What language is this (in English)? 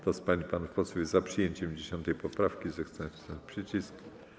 Polish